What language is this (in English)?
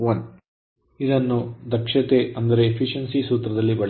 Kannada